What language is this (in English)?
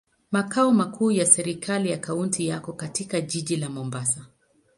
Swahili